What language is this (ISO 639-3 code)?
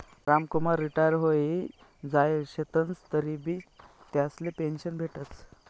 mar